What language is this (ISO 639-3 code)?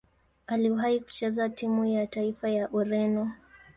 swa